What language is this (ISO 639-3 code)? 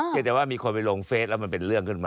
tha